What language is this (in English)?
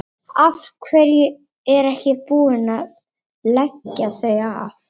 Icelandic